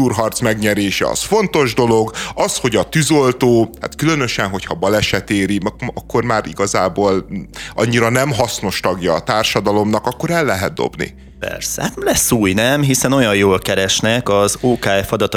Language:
Hungarian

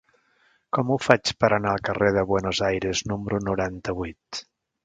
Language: Catalan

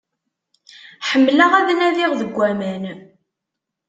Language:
Kabyle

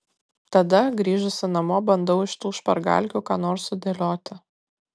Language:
Lithuanian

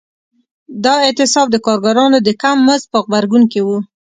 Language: Pashto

